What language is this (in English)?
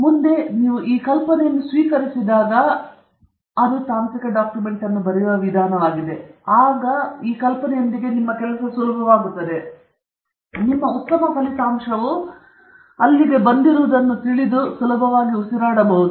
Kannada